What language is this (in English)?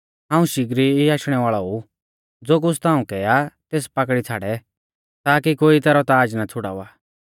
Mahasu Pahari